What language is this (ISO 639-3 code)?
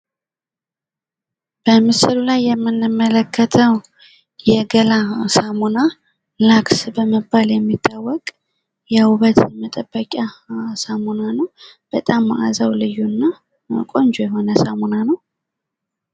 amh